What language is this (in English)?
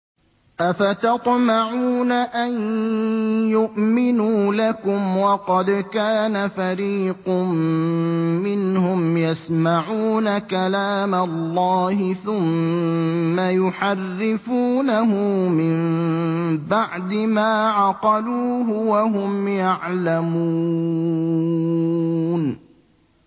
Arabic